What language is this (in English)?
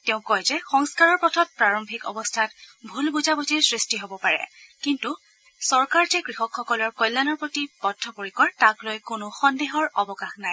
Assamese